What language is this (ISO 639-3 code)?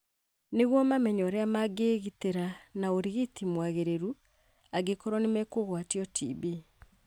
kik